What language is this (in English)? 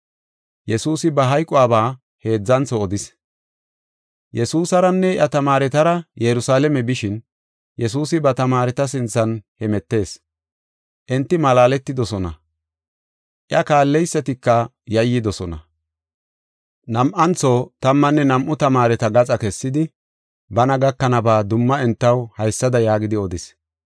Gofa